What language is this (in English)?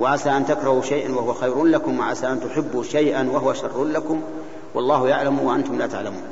Arabic